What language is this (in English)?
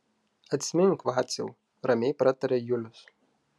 Lithuanian